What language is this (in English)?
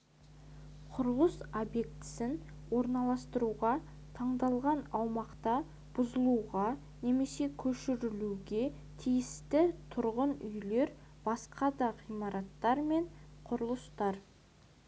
Kazakh